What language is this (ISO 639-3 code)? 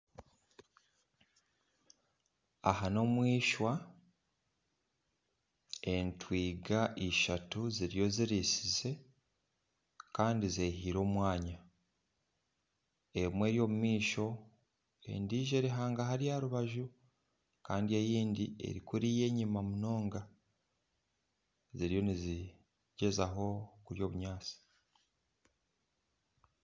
nyn